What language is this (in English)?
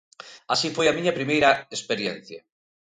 Galician